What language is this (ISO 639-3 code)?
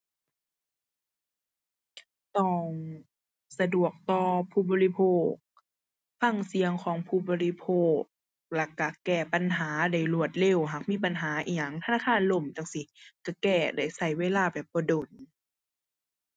tha